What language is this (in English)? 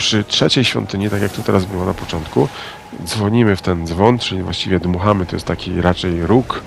Polish